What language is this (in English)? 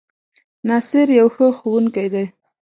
Pashto